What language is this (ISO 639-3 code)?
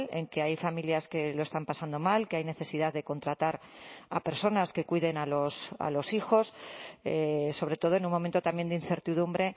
spa